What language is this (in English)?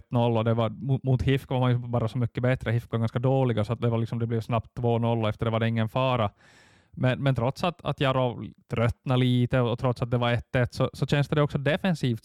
Swedish